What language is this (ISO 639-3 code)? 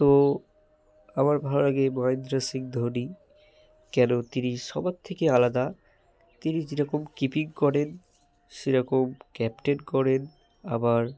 ben